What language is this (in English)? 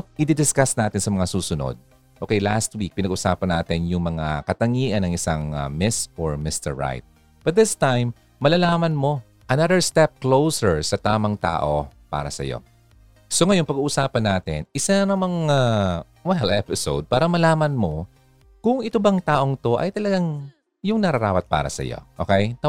Filipino